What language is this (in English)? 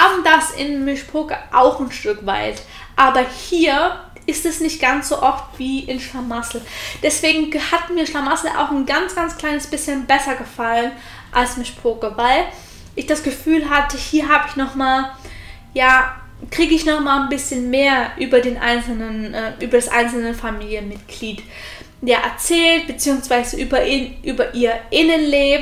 German